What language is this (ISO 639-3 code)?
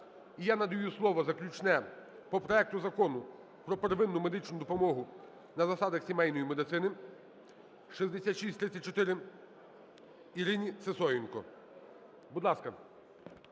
ukr